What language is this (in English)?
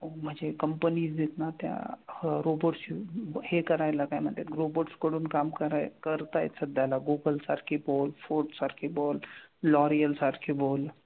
Marathi